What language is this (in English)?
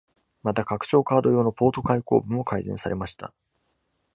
Japanese